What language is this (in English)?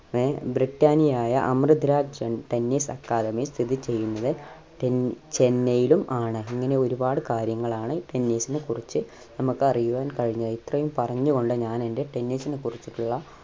Malayalam